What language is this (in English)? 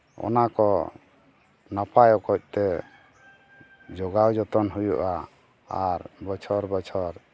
Santali